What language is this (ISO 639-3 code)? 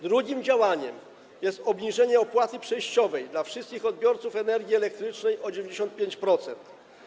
pol